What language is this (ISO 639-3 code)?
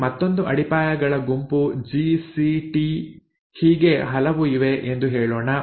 kan